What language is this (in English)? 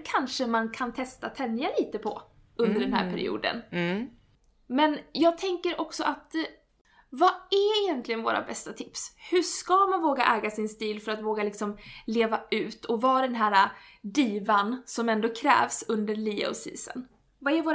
Swedish